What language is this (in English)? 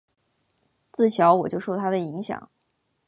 Chinese